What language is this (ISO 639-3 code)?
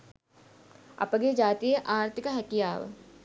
sin